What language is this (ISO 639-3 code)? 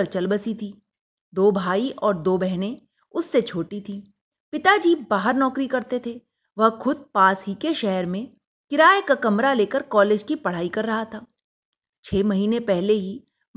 hin